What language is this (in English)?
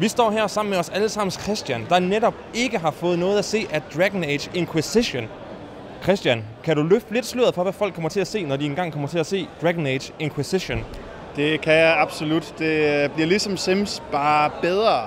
Danish